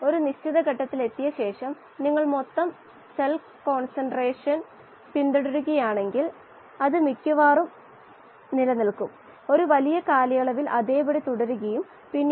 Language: Malayalam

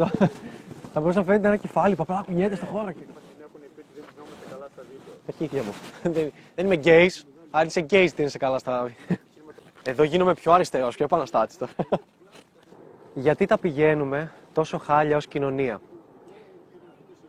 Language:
Greek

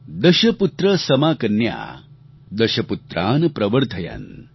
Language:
Gujarati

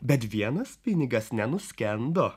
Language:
Lithuanian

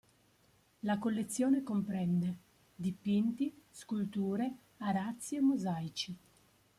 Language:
Italian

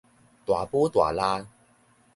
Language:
Min Nan Chinese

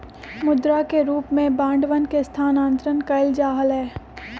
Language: Magahi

